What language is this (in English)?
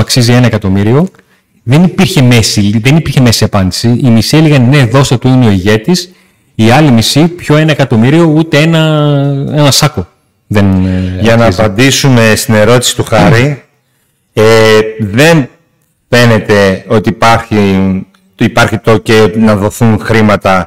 Greek